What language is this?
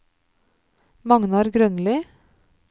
Norwegian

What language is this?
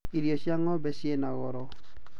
Kikuyu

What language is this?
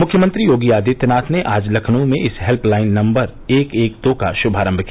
Hindi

